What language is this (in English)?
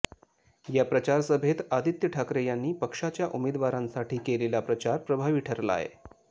Marathi